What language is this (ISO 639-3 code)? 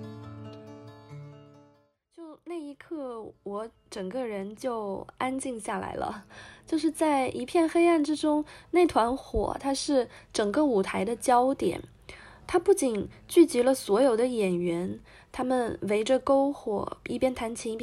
zho